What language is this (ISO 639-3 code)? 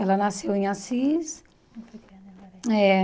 por